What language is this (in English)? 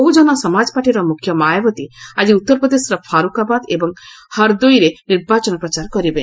Odia